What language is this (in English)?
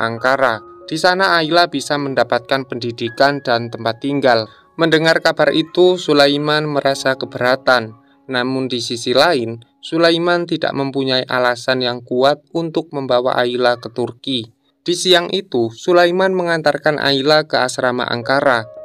Indonesian